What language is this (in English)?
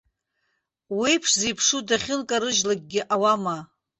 Abkhazian